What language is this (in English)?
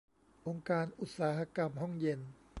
Thai